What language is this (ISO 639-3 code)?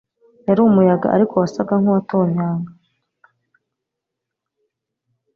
kin